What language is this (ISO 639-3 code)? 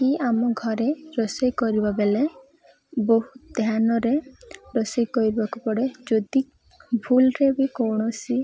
ori